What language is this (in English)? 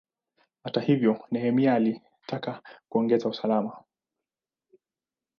Swahili